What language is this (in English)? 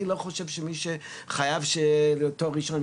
Hebrew